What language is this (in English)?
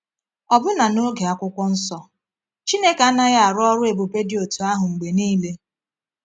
Igbo